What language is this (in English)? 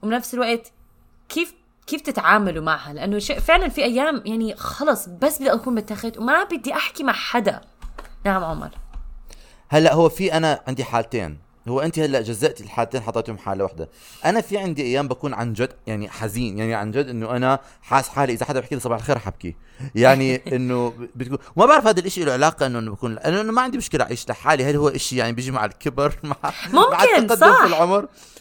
Arabic